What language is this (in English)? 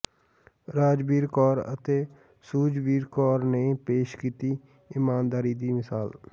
Punjabi